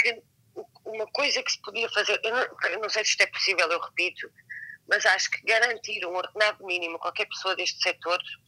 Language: Portuguese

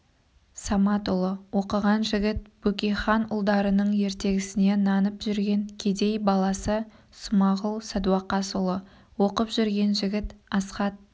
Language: Kazakh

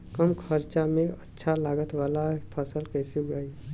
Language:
Bhojpuri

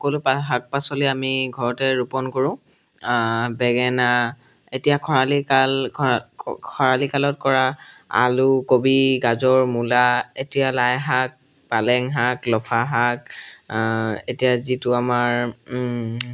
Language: Assamese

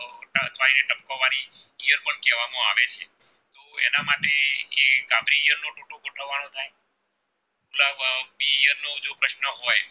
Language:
Gujarati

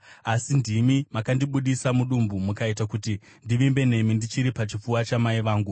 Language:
Shona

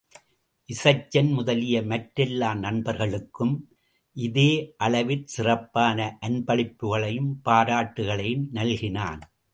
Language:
Tamil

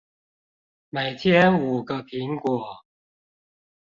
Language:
Chinese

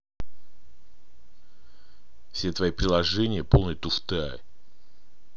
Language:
Russian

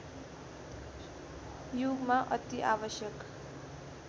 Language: Nepali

